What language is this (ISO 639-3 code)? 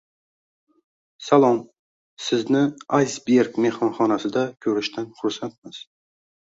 uzb